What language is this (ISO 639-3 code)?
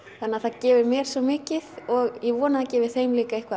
isl